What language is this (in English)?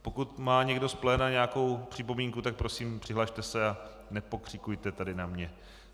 Czech